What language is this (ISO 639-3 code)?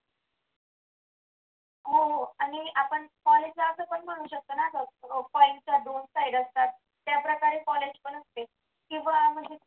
mar